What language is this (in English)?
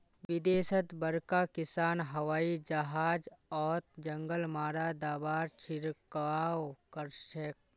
Magahi